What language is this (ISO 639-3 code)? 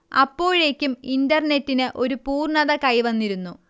mal